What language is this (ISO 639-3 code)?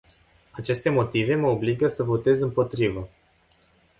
ron